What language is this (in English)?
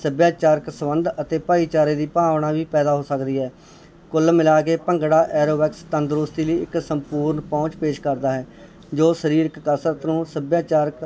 Punjabi